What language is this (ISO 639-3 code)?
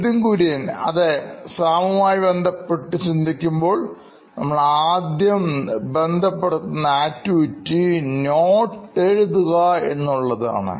mal